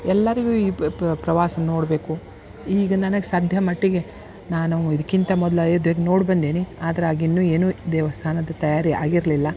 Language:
Kannada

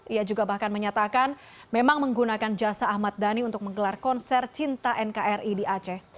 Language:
Indonesian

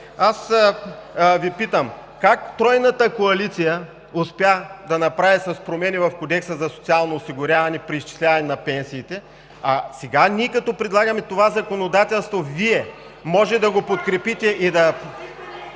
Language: Bulgarian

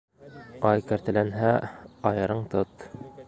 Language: Bashkir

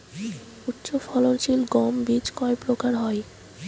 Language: Bangla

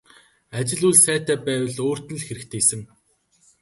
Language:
Mongolian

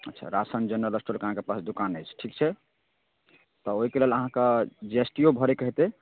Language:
Maithili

